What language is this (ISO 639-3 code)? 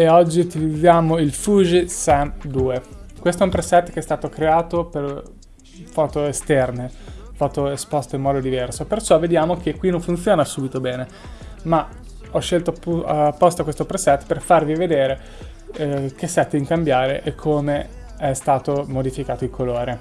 ita